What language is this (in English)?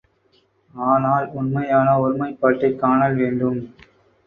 Tamil